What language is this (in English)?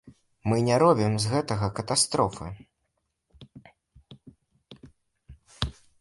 Belarusian